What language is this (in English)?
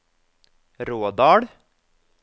Norwegian